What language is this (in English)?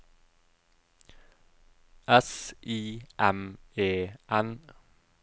Norwegian